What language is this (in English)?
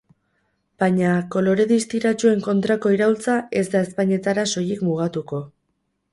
Basque